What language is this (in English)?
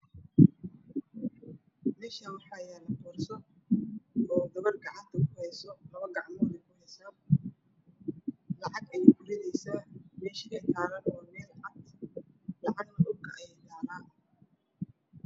Somali